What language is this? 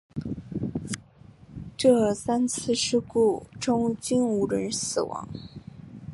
Chinese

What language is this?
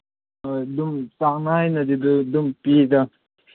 Manipuri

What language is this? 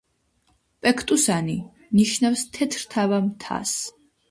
Georgian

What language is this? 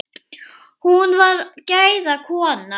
Icelandic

